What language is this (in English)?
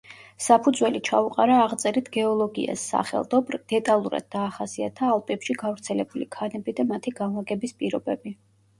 Georgian